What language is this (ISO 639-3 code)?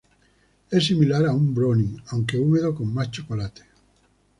spa